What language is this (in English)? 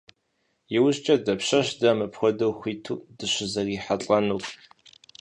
Kabardian